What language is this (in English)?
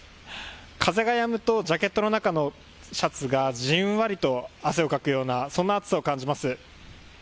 Japanese